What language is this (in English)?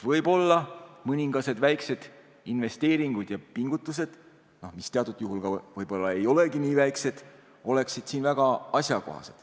Estonian